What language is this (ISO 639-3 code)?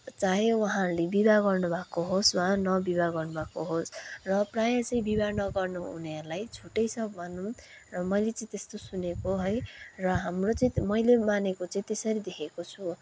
nep